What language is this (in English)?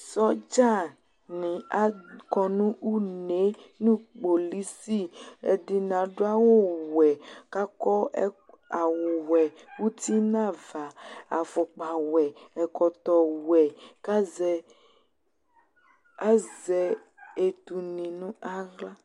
Ikposo